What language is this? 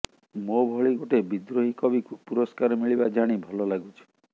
Odia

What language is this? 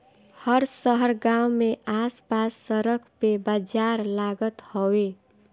Bhojpuri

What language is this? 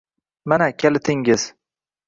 Uzbek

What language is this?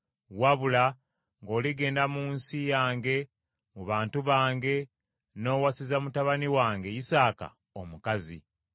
Ganda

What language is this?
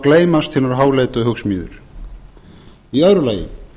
Icelandic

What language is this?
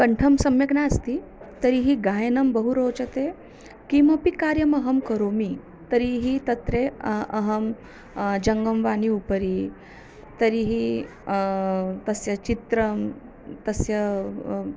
Sanskrit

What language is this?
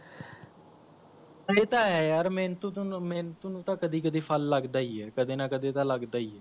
Punjabi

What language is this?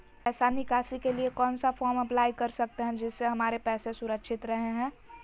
Magahi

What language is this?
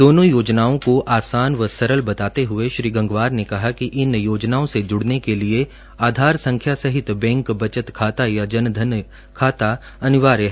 Hindi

